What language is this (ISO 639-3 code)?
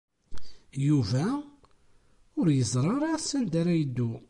kab